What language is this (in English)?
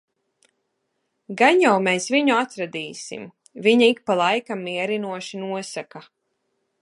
Latvian